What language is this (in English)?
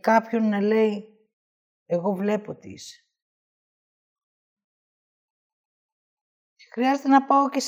Greek